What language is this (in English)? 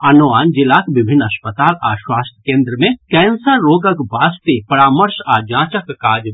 Maithili